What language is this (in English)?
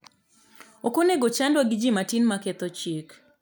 Luo (Kenya and Tanzania)